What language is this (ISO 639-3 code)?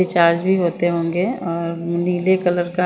hin